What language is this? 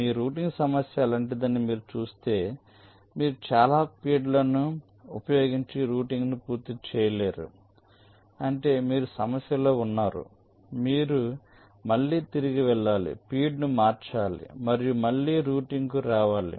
Telugu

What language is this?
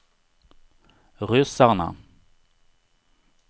Swedish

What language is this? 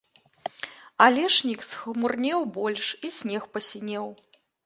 Belarusian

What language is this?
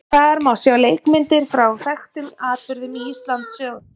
Icelandic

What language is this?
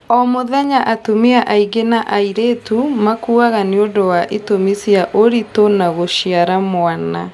Kikuyu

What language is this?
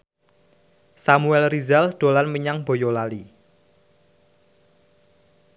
Javanese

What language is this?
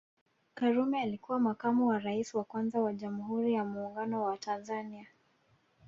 Swahili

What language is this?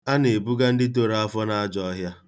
Igbo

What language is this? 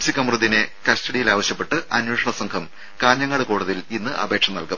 Malayalam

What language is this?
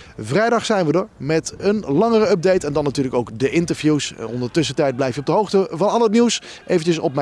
Dutch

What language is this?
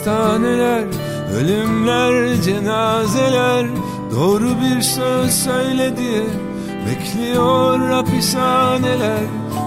Turkish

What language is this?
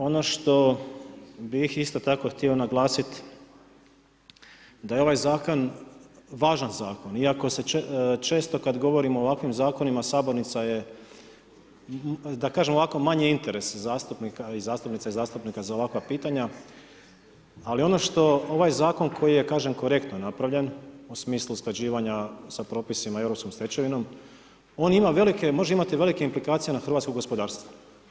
Croatian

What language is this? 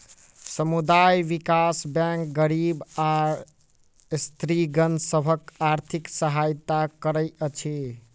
Maithili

